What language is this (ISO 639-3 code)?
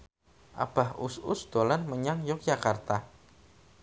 jav